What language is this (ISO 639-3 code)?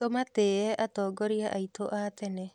kik